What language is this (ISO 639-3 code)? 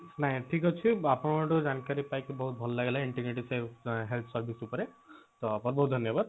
ori